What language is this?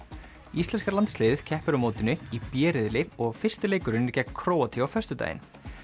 Icelandic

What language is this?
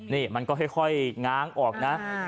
Thai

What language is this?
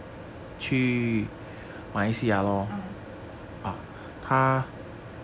English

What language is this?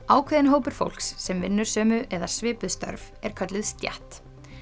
Icelandic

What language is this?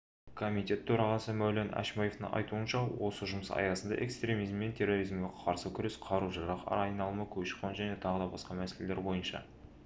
Kazakh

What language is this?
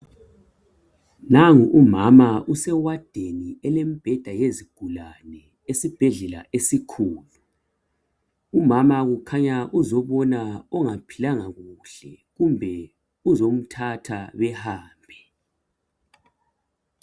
North Ndebele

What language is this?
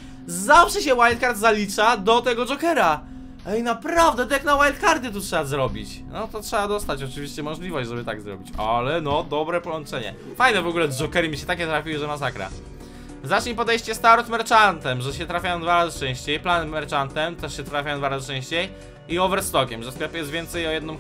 Polish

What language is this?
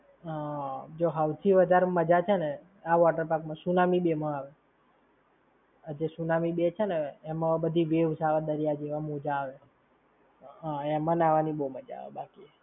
Gujarati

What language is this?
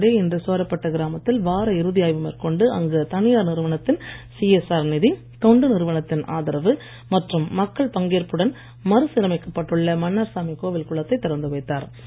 Tamil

